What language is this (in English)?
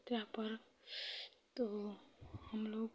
Hindi